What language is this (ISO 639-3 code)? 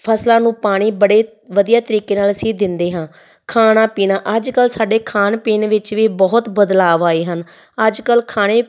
pan